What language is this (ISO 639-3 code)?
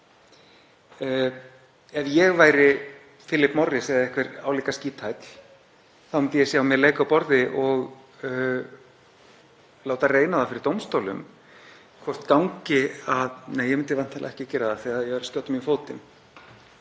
isl